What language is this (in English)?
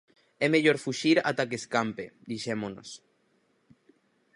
Galician